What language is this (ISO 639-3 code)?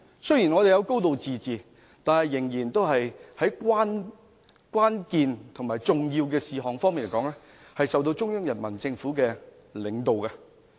yue